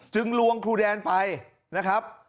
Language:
Thai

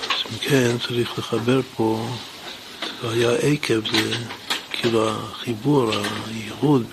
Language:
Hebrew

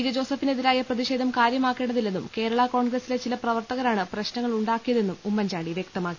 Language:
Malayalam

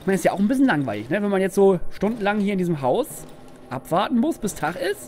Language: German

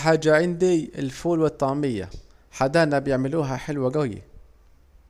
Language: Saidi Arabic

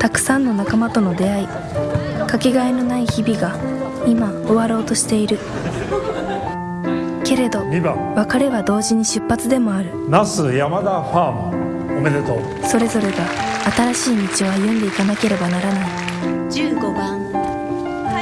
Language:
Japanese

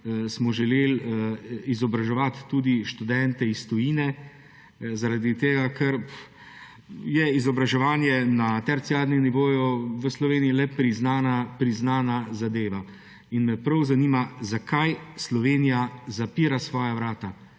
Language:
Slovenian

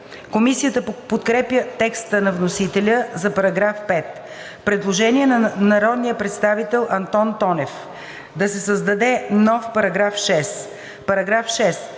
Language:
Bulgarian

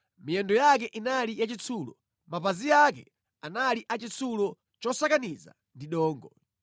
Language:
Nyanja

